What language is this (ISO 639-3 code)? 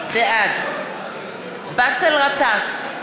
heb